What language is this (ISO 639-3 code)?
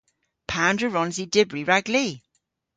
cor